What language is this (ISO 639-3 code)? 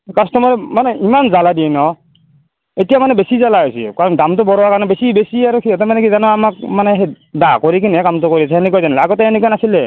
asm